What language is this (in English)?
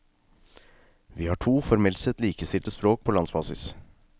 Norwegian